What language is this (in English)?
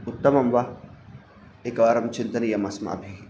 Sanskrit